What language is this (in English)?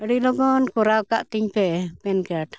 Santali